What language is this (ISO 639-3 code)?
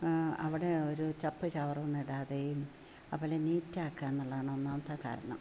mal